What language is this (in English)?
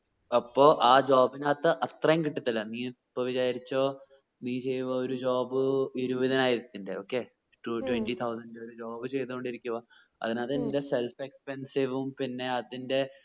Malayalam